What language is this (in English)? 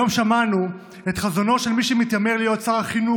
Hebrew